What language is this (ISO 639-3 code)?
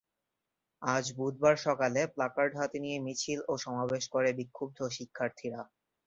ben